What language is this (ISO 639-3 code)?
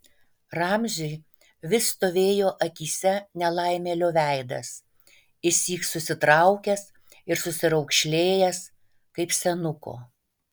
lit